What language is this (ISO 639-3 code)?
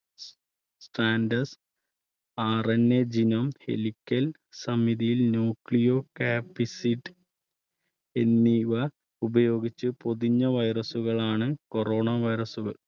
mal